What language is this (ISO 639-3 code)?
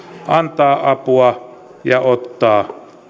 fin